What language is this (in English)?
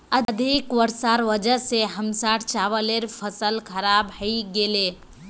Magahi